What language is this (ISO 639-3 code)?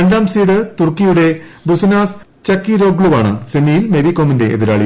mal